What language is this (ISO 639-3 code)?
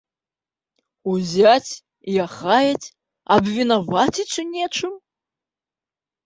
bel